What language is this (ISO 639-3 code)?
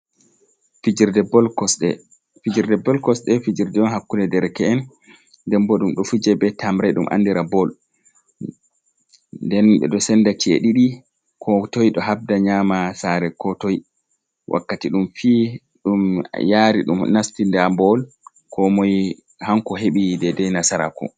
ful